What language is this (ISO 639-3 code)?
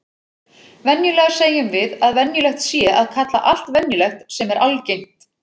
isl